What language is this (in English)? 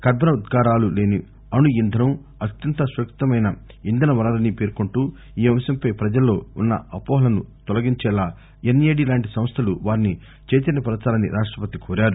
Telugu